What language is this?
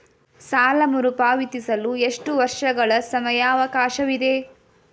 Kannada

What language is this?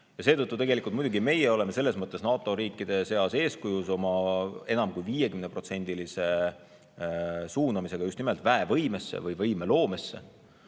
Estonian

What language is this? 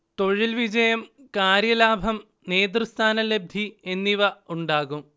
Malayalam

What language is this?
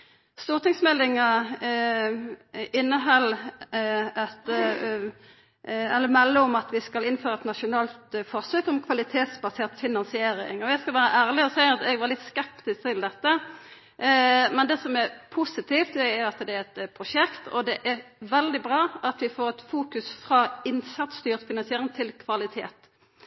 Norwegian Nynorsk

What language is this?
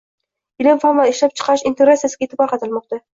Uzbek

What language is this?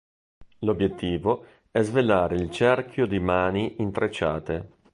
Italian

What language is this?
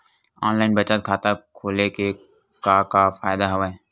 Chhattisgarhi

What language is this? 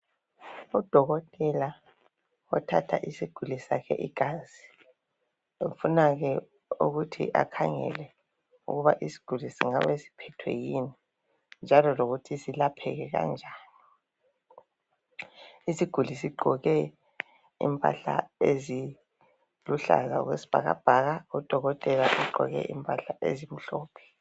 North Ndebele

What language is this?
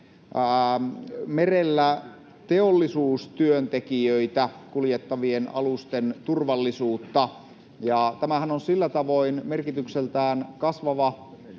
Finnish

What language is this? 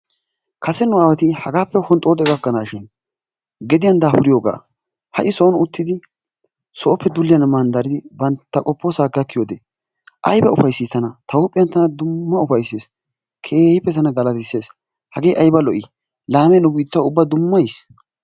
Wolaytta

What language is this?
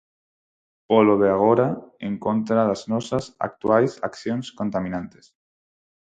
Galician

